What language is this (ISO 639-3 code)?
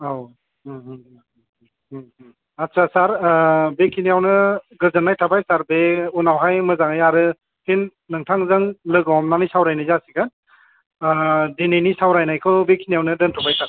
brx